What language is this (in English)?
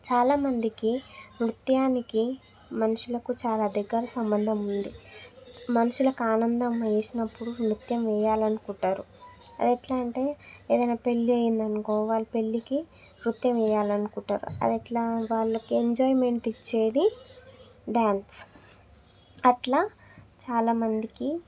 Telugu